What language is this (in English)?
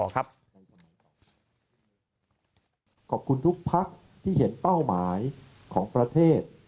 Thai